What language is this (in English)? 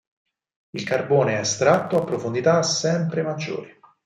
Italian